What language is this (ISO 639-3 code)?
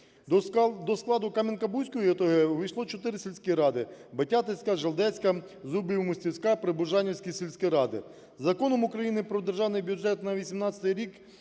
ukr